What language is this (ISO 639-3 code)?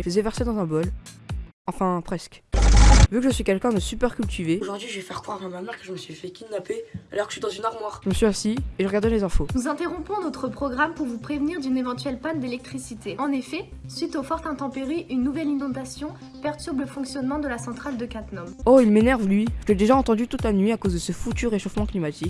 fra